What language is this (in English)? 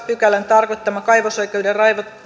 Finnish